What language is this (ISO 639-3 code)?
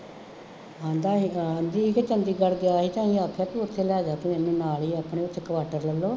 pan